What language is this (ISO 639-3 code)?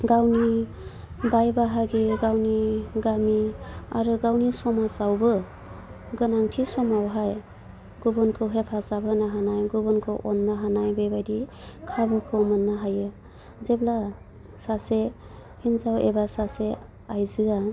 brx